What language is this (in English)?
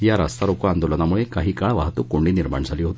Marathi